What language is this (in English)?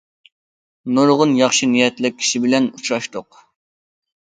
Uyghur